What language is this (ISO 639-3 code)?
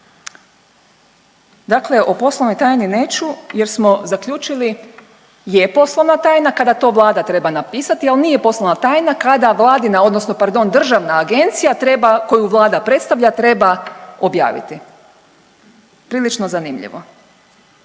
hrv